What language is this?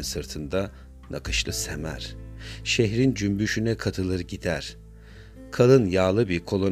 Turkish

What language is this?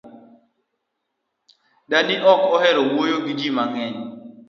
Luo (Kenya and Tanzania)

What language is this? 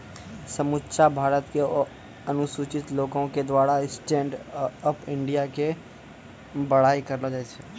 Maithili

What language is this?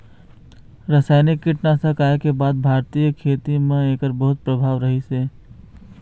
Chhattisgarhi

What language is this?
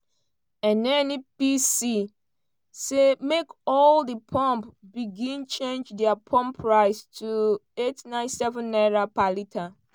Nigerian Pidgin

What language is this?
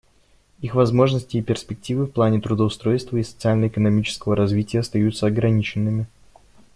Russian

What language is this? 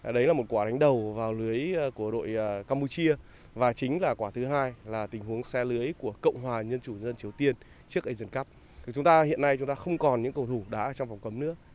Vietnamese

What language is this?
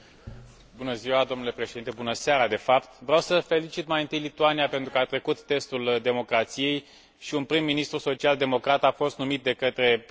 Romanian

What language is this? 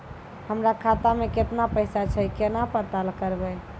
Maithili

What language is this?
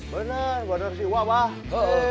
Indonesian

